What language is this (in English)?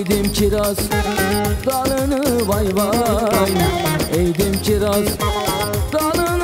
Arabic